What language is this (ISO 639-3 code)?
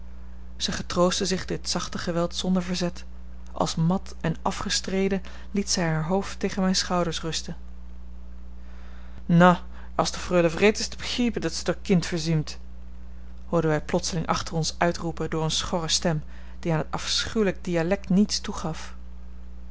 nld